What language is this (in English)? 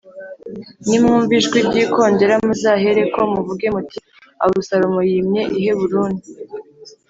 Kinyarwanda